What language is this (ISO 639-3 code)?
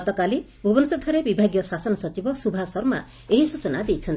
ori